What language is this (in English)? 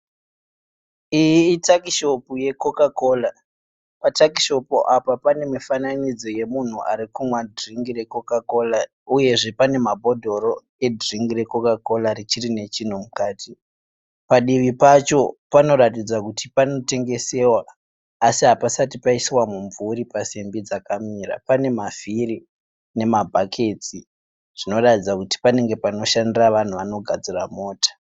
Shona